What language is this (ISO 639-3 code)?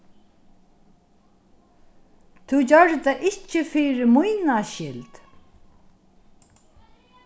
fao